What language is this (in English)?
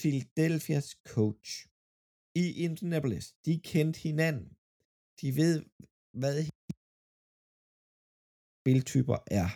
Danish